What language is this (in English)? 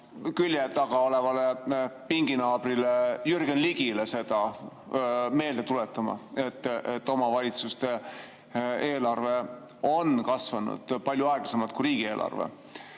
Estonian